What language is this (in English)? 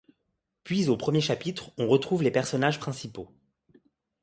French